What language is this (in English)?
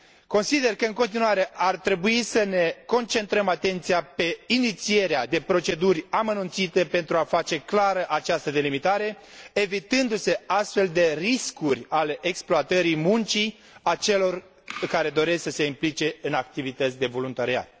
Romanian